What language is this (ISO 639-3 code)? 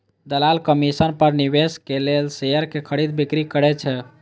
mai